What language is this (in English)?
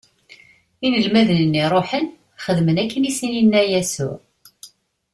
Kabyle